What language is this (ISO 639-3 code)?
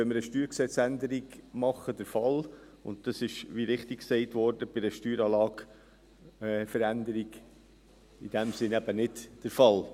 gsw